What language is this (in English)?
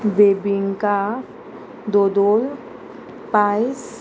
Konkani